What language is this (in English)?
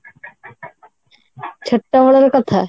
Odia